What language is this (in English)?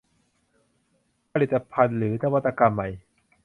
Thai